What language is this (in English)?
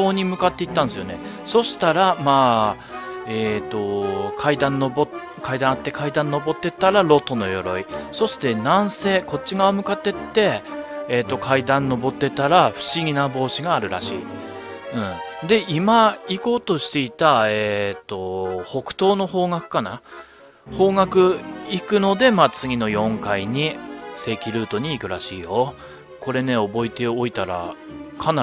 Japanese